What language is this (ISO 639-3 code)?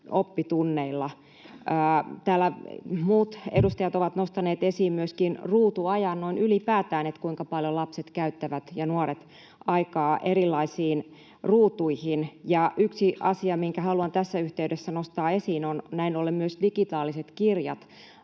fin